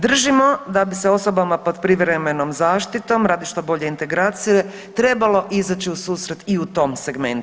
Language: Croatian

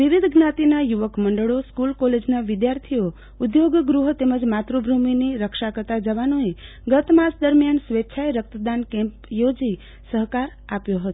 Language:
Gujarati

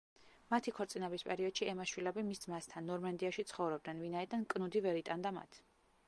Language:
Georgian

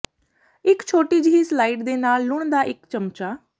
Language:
Punjabi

